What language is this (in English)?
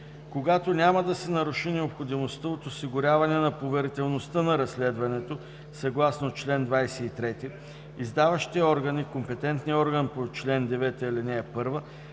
Bulgarian